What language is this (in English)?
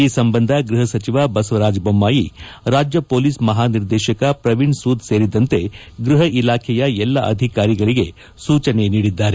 Kannada